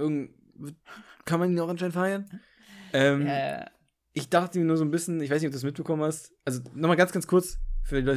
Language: German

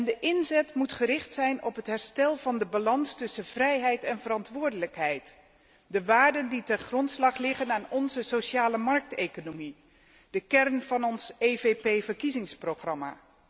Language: Dutch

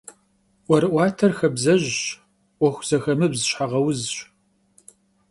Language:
Kabardian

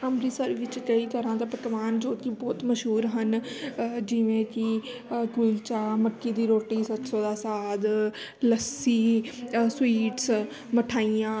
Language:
Punjabi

